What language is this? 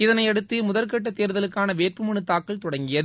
Tamil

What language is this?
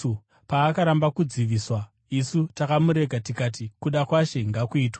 Shona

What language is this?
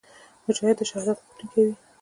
Pashto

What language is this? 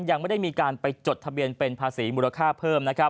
Thai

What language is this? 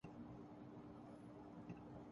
Urdu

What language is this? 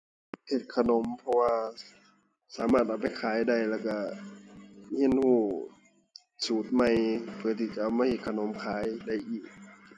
Thai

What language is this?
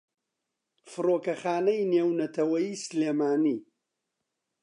Central Kurdish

